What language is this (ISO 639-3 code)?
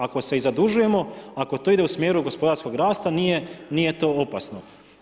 hrv